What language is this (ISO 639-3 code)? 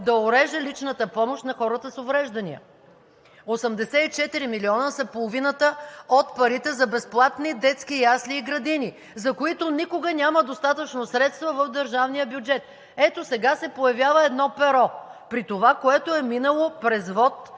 bul